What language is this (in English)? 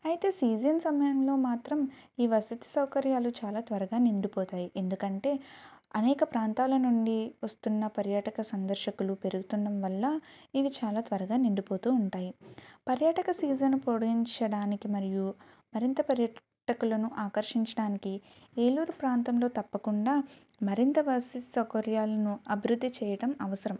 Telugu